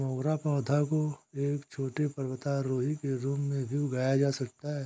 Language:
Hindi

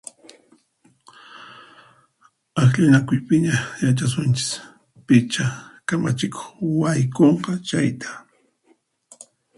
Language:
Puno Quechua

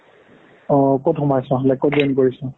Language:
Assamese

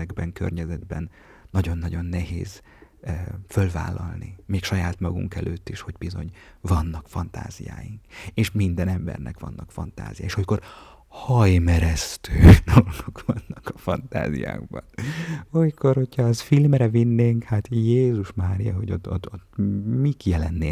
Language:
Hungarian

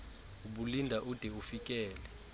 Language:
Xhosa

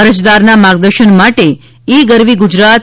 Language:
Gujarati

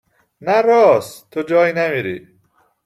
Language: Persian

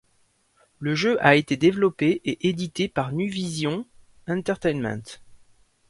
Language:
French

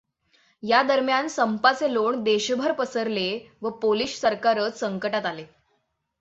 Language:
Marathi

